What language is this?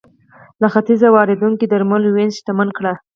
Pashto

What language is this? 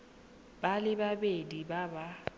Tswana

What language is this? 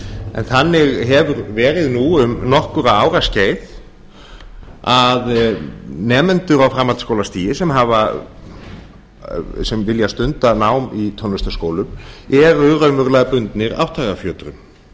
Icelandic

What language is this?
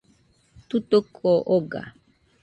Nüpode Huitoto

